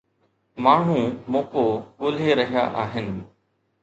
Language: Sindhi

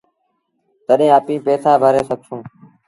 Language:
Sindhi Bhil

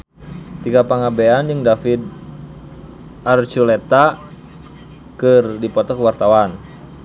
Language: Sundanese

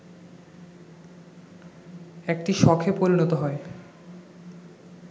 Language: Bangla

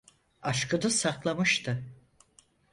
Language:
Turkish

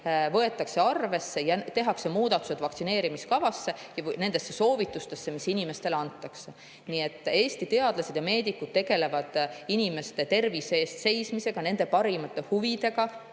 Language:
Estonian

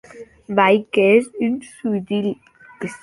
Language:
Occitan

